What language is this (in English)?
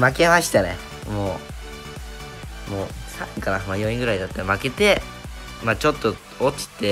Japanese